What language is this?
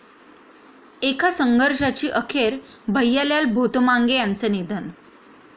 Marathi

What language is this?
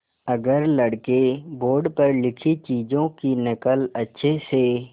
Hindi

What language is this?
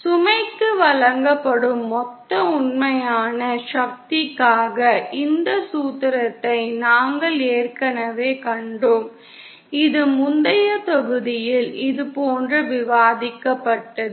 Tamil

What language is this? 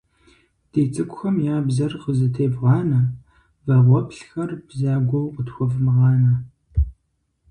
Kabardian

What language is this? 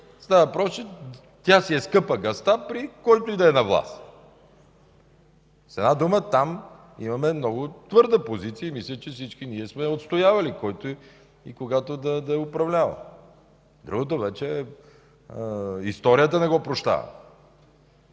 Bulgarian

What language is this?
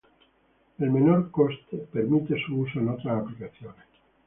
Spanish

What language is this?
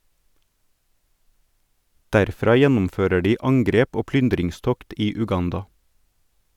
Norwegian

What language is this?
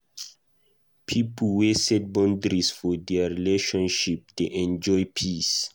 Nigerian Pidgin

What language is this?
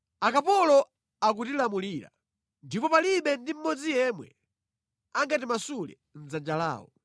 Nyanja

